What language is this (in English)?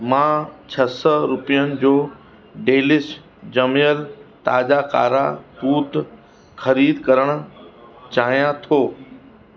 Sindhi